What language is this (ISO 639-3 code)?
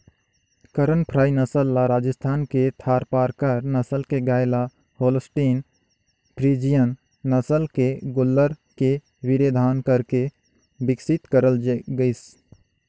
hne